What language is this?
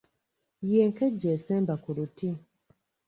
Ganda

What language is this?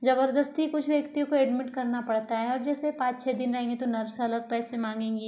Hindi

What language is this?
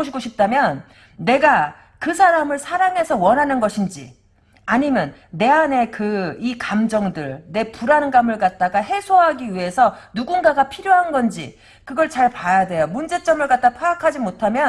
Korean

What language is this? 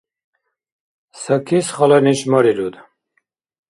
Dargwa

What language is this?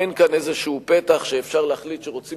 Hebrew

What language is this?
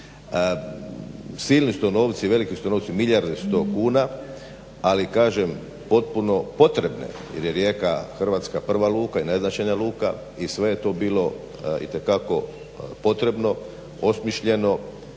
Croatian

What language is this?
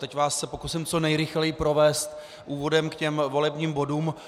Czech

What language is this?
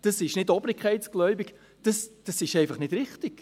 Swiss German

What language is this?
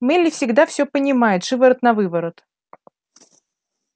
Russian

